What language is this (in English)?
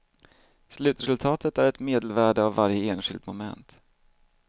Swedish